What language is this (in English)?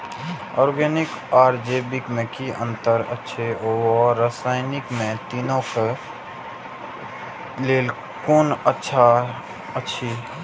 Maithili